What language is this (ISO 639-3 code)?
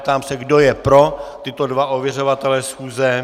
ces